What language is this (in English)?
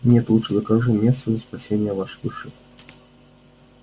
Russian